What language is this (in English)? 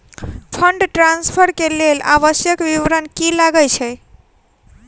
Maithili